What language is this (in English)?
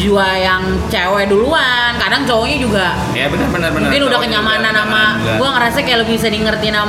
Indonesian